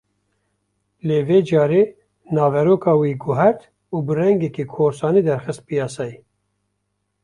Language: Kurdish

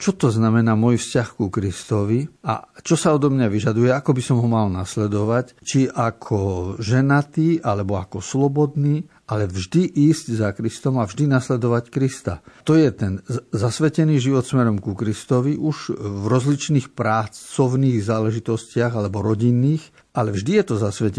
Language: Slovak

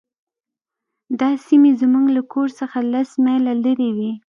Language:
Pashto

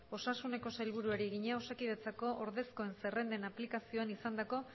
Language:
Basque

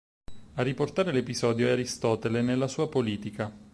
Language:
Italian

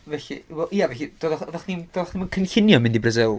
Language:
Welsh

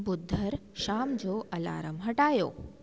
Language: Sindhi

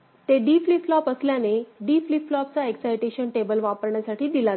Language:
Marathi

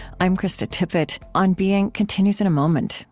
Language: English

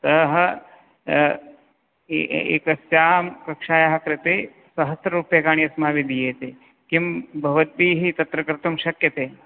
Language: Sanskrit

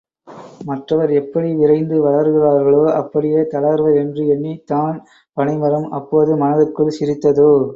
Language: Tamil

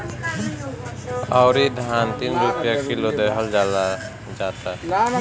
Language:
Bhojpuri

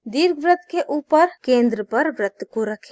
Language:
Hindi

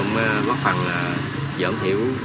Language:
Vietnamese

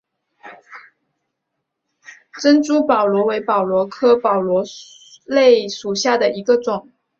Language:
Chinese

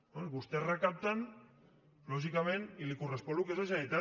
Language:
Catalan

